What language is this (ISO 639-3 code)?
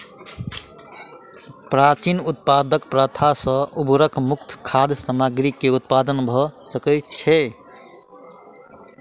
mai